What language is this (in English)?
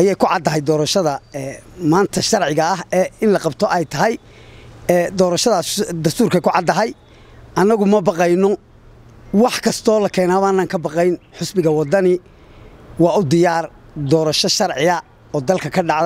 Arabic